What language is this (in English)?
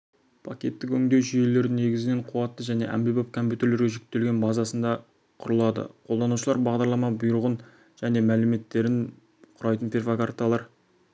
Kazakh